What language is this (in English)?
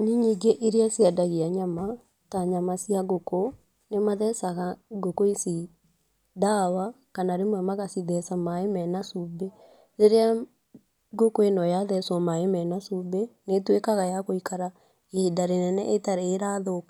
Kikuyu